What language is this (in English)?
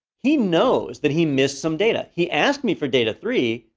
English